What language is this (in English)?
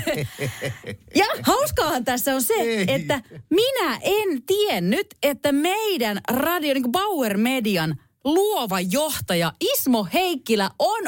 Finnish